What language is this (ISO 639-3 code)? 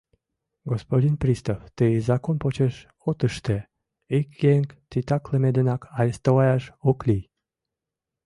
chm